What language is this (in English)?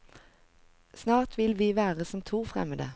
Norwegian